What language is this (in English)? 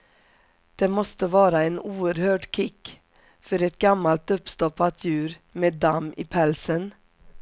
Swedish